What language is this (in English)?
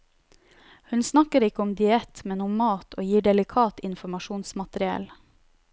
Norwegian